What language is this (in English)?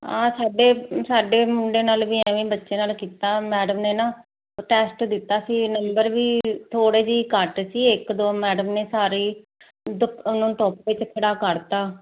Punjabi